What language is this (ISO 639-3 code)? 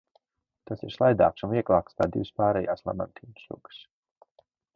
lav